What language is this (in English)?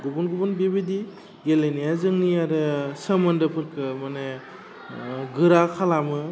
Bodo